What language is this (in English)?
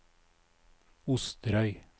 Norwegian